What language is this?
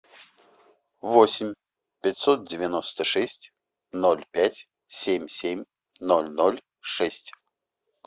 Russian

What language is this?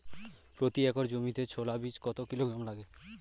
Bangla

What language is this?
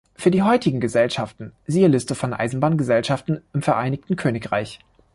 German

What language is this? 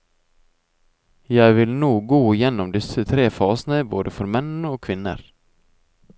Norwegian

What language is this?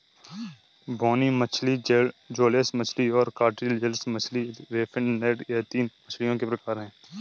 Hindi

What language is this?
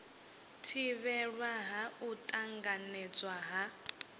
Venda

